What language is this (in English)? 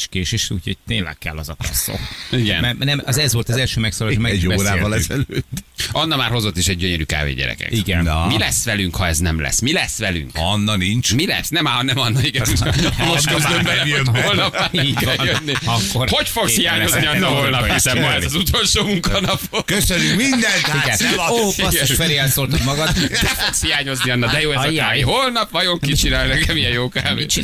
Hungarian